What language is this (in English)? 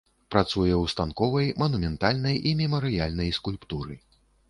Belarusian